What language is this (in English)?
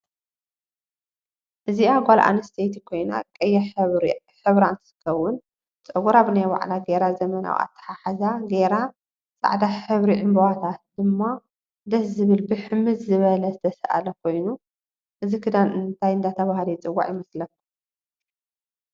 Tigrinya